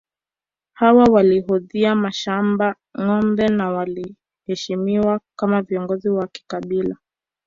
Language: Swahili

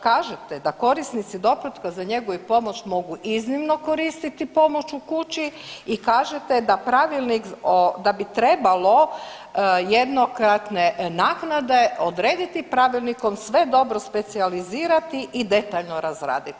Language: Croatian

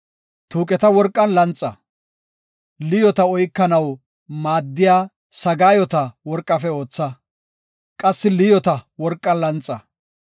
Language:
Gofa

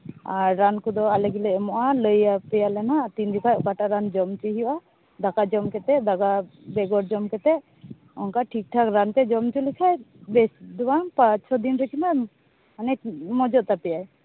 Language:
Santali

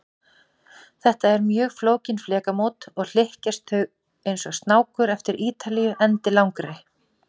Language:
Icelandic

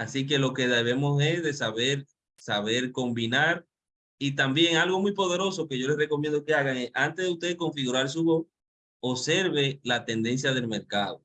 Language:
Spanish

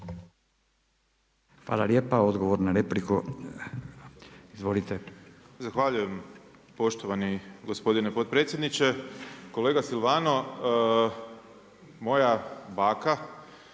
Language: Croatian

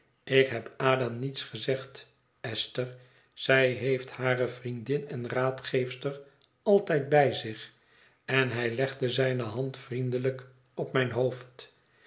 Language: Dutch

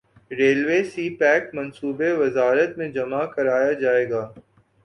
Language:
Urdu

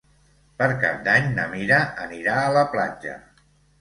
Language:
Catalan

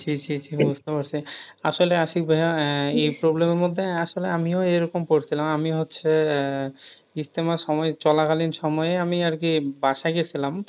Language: Bangla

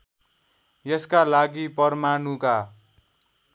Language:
Nepali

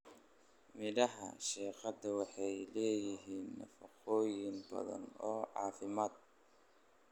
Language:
Somali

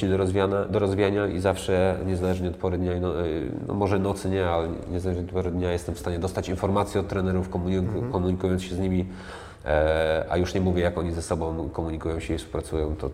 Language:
Polish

